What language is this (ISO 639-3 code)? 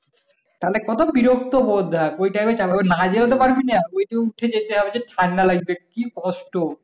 ben